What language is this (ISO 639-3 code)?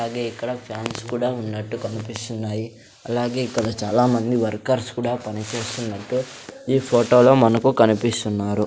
tel